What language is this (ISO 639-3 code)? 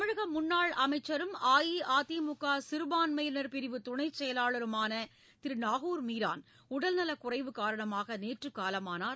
tam